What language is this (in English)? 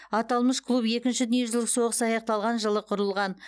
Kazakh